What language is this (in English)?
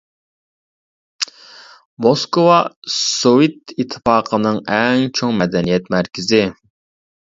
Uyghur